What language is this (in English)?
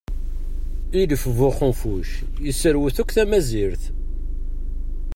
Kabyle